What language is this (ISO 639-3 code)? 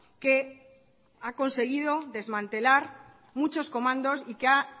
spa